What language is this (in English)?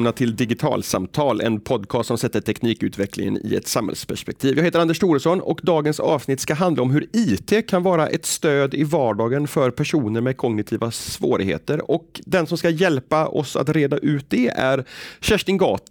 Swedish